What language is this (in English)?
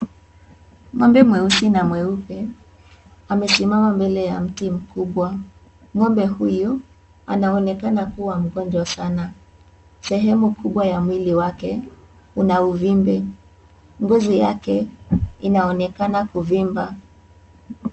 Swahili